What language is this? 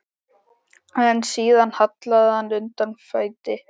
Icelandic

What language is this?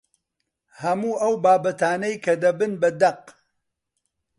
Central Kurdish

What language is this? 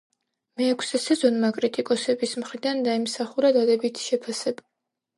Georgian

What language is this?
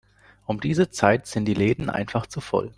German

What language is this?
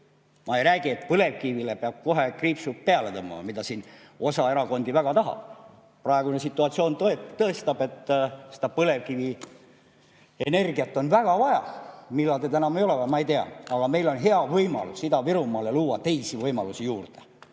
Estonian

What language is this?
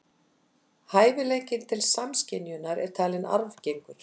Icelandic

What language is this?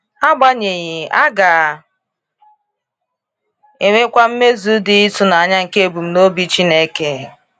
Igbo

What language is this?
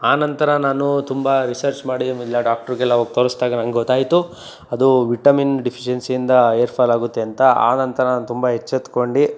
Kannada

